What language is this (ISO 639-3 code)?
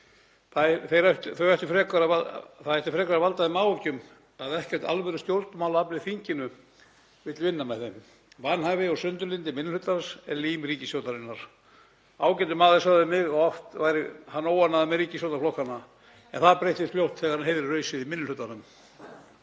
isl